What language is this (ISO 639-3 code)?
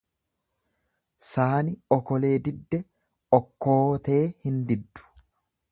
orm